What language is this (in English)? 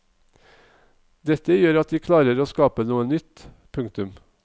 Norwegian